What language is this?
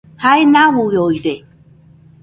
Nüpode Huitoto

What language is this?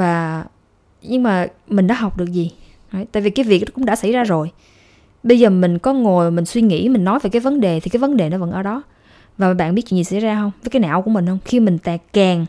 Vietnamese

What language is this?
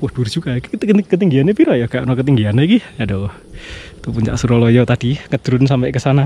Indonesian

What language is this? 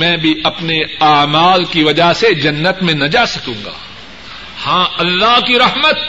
Urdu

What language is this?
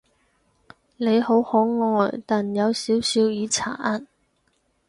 Cantonese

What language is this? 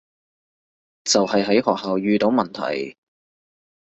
Cantonese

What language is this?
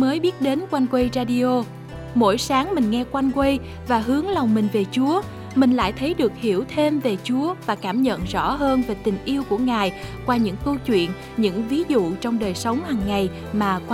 Vietnamese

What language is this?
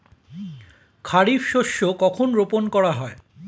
Bangla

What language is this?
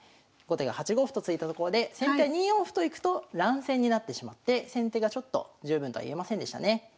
Japanese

